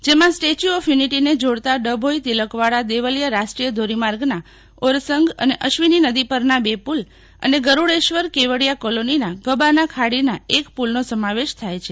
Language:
Gujarati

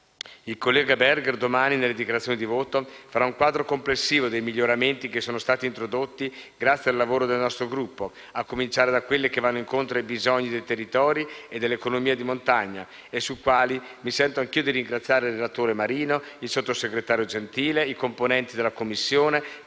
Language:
Italian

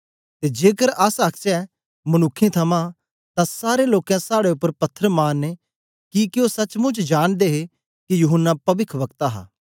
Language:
Dogri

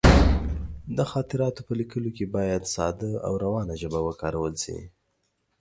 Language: Pashto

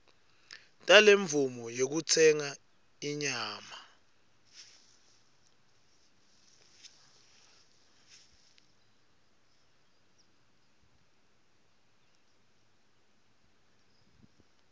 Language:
Swati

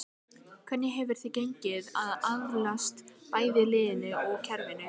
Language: Icelandic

